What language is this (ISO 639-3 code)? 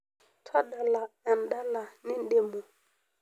mas